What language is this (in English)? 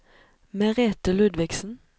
Norwegian